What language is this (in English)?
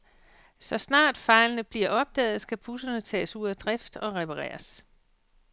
Danish